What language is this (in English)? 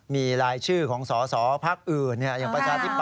Thai